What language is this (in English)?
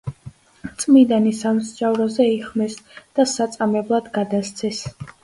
Georgian